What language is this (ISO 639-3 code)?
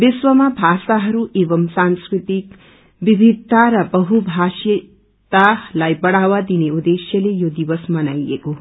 nep